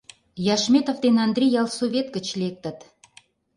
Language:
Mari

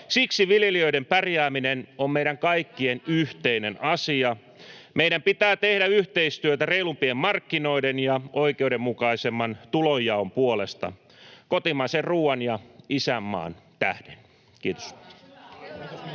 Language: Finnish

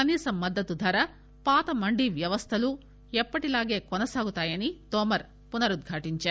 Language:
Telugu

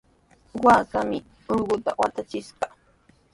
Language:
Sihuas Ancash Quechua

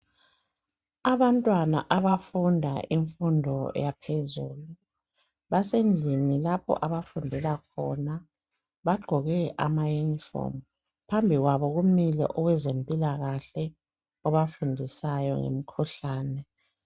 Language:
North Ndebele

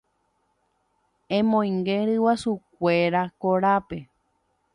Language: Guarani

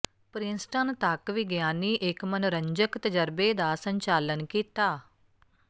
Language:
Punjabi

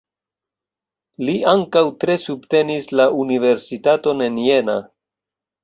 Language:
Esperanto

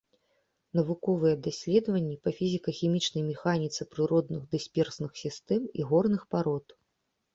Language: Belarusian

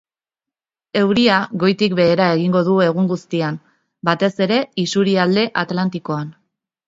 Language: Basque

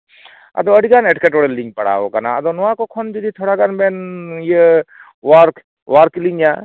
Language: Santali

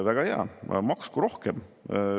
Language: Estonian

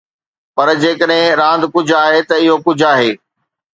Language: Sindhi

